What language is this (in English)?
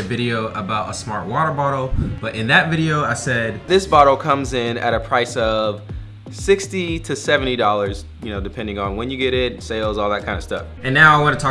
English